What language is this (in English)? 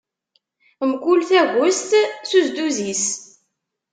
Kabyle